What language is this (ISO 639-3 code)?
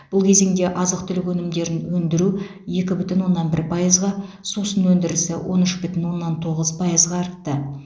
kaz